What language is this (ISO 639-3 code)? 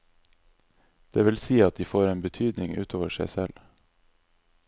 nor